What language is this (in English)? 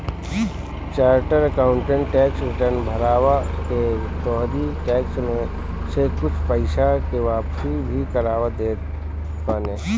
Bhojpuri